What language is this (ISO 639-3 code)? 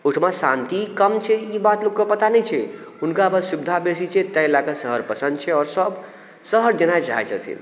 mai